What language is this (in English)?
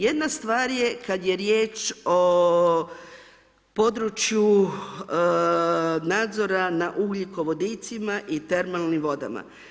Croatian